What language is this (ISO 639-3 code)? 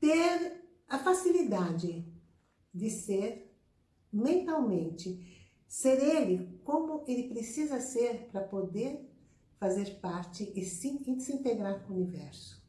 por